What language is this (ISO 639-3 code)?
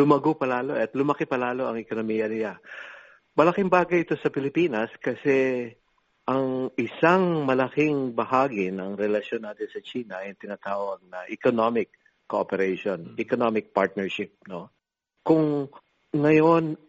fil